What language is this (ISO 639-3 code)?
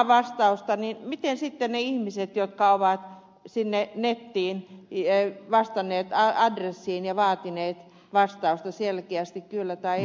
fin